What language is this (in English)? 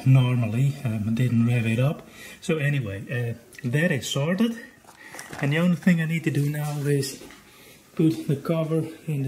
English